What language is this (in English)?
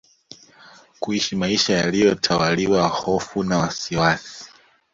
Swahili